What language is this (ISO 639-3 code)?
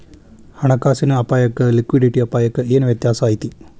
kan